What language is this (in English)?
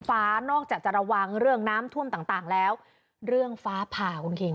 Thai